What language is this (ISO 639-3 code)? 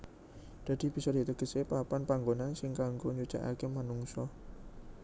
jav